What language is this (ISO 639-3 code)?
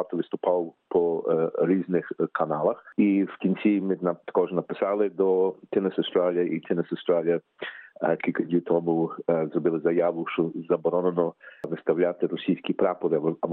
ukr